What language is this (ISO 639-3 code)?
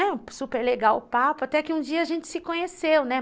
por